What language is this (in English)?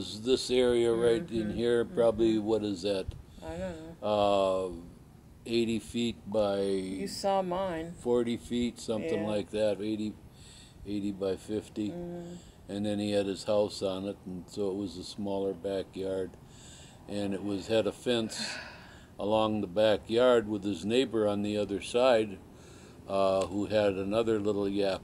English